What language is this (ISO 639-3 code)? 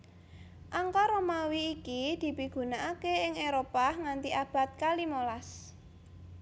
jav